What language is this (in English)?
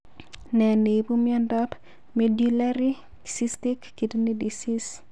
Kalenjin